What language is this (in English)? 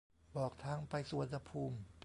Thai